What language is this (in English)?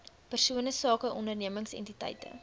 Afrikaans